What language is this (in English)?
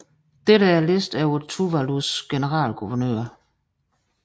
Danish